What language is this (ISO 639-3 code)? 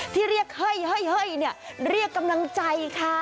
tha